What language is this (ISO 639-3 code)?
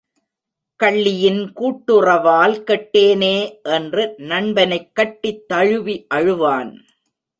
tam